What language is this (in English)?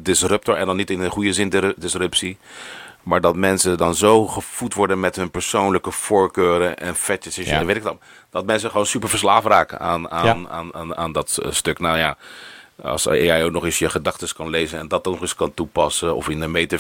Dutch